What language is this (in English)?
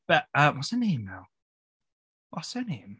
Welsh